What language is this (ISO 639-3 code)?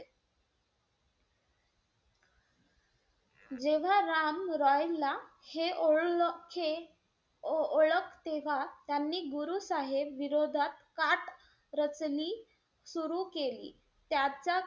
mar